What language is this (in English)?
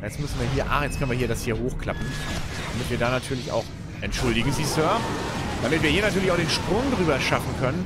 German